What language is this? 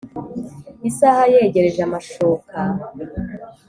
Kinyarwanda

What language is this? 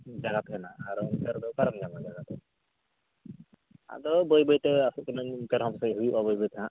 Santali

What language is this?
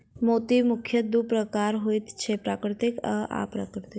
Maithili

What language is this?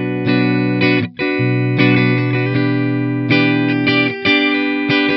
Thai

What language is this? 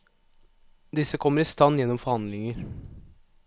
Norwegian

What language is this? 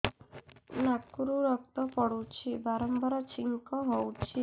Odia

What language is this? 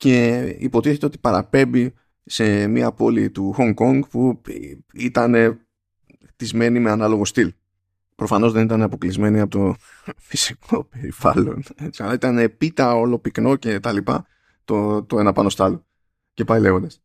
Greek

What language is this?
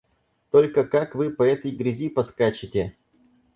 Russian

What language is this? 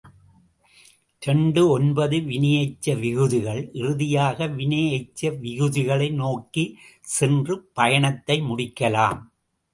Tamil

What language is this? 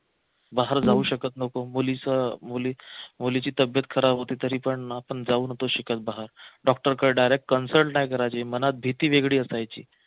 Marathi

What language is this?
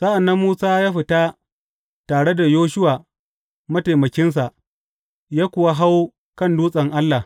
Hausa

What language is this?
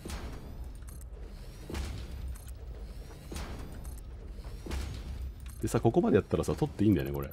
Japanese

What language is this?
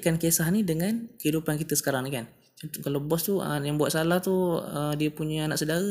Malay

